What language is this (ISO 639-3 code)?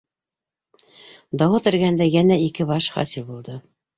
bak